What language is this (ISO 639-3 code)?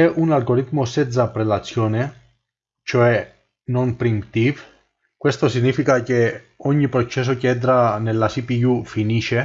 ita